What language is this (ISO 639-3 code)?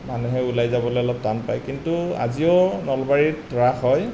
asm